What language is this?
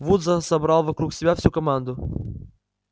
Russian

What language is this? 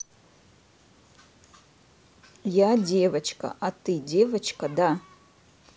Russian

